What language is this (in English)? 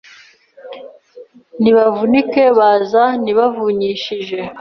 Kinyarwanda